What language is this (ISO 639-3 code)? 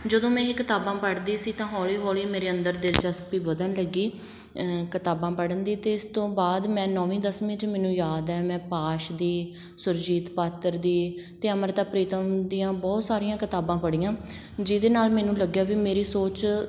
pan